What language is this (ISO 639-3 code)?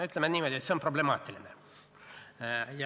est